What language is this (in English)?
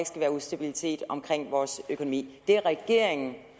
Danish